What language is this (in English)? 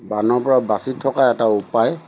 Assamese